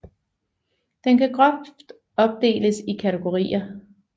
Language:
Danish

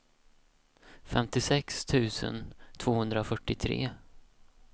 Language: Swedish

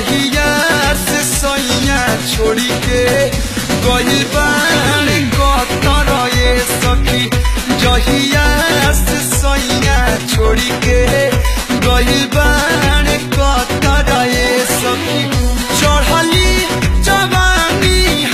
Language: Persian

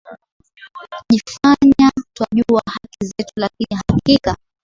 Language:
Swahili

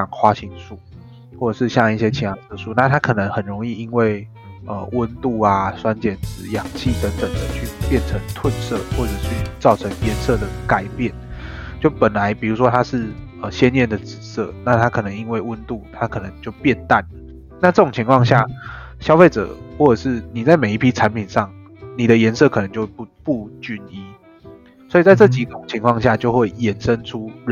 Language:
Chinese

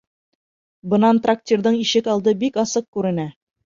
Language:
Bashkir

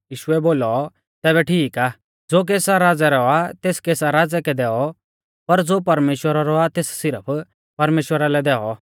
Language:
Mahasu Pahari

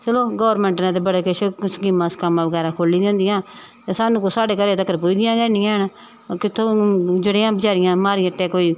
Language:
Dogri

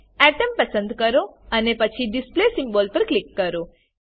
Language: Gujarati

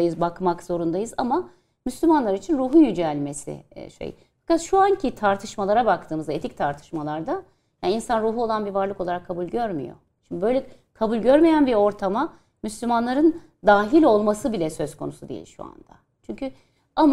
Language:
Turkish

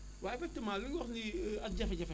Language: Wolof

